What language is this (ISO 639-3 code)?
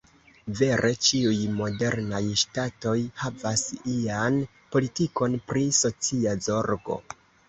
epo